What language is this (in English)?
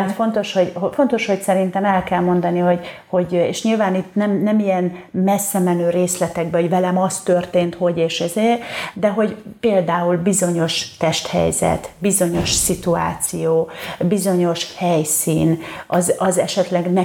Hungarian